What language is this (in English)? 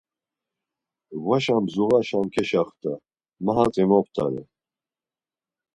Laz